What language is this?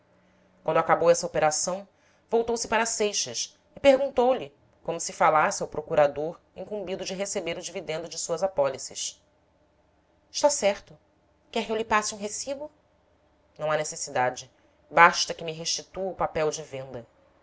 Portuguese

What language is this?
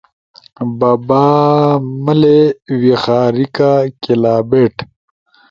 Ushojo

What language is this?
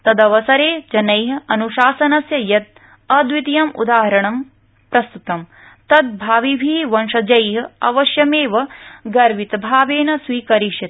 Sanskrit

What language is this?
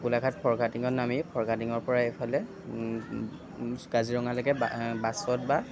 Assamese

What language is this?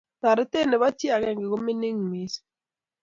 Kalenjin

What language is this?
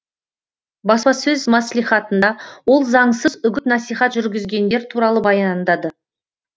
Kazakh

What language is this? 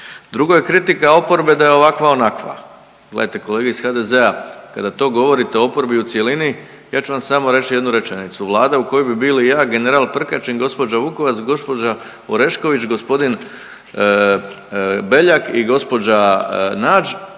Croatian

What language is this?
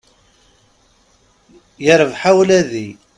Kabyle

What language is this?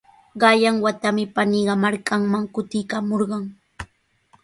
Sihuas Ancash Quechua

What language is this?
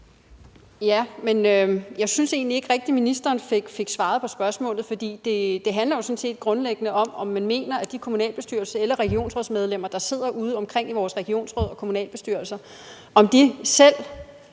Danish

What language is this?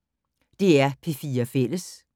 Danish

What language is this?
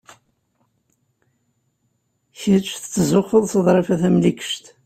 Kabyle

